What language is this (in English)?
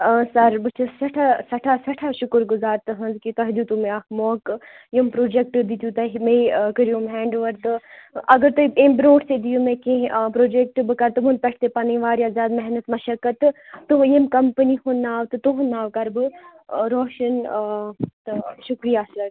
Kashmiri